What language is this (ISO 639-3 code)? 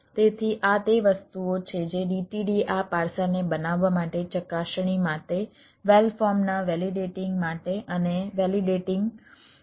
guj